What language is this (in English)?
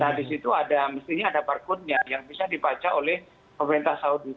Indonesian